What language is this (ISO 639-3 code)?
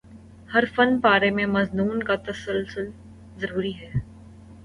urd